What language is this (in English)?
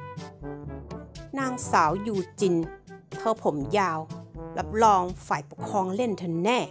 Thai